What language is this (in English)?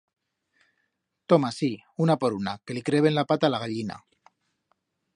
Aragonese